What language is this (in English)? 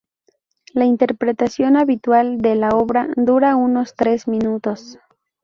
Spanish